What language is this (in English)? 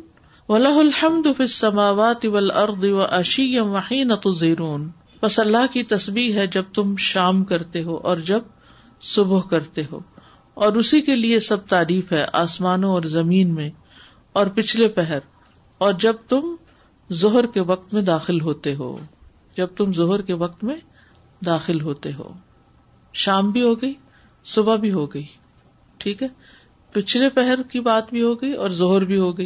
Urdu